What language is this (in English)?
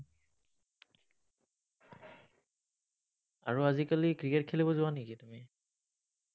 Assamese